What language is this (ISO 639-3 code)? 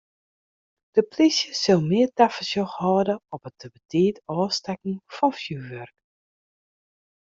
fry